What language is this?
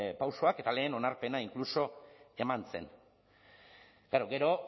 Basque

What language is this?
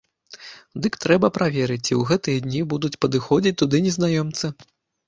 Belarusian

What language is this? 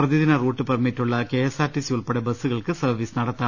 Malayalam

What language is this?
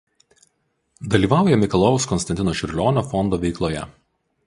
Lithuanian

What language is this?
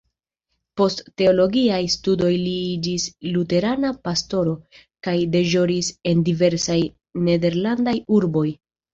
Esperanto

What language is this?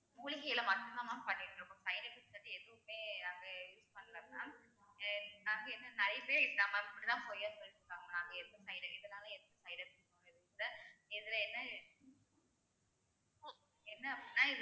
Tamil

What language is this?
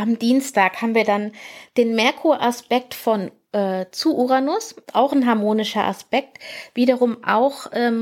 German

